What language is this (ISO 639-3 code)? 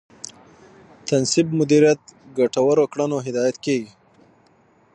pus